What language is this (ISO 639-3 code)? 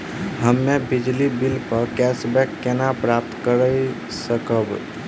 mai